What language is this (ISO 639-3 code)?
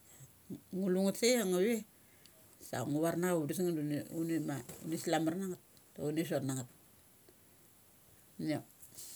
gcc